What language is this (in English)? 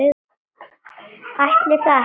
Icelandic